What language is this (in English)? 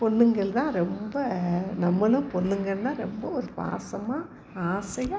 Tamil